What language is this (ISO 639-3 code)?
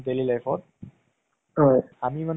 asm